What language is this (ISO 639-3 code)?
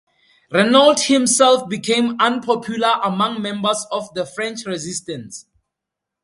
eng